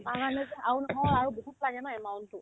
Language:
Assamese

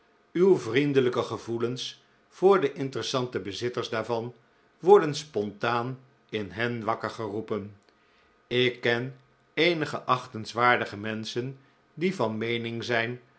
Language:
Dutch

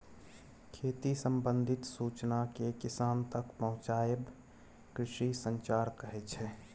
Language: Maithili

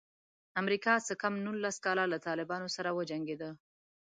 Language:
Pashto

